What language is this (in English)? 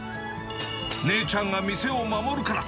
Japanese